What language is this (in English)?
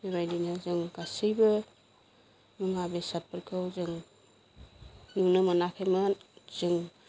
Bodo